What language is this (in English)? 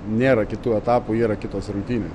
Lithuanian